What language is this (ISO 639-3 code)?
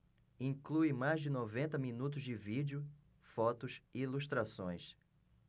por